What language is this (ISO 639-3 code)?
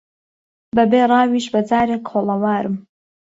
ckb